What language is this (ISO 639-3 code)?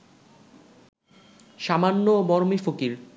ben